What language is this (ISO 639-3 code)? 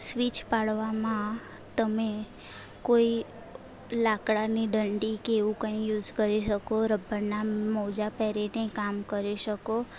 guj